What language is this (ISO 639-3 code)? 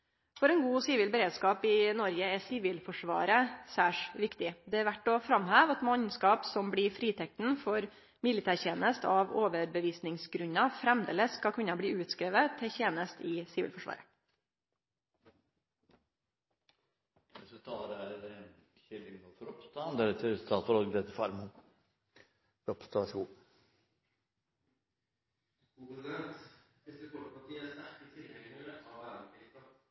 nor